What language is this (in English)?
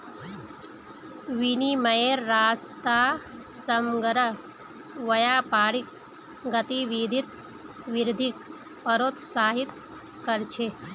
Magahi